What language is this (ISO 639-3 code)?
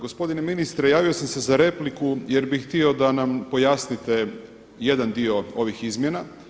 hrv